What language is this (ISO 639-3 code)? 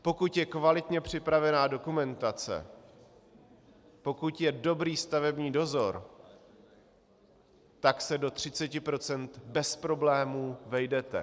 ces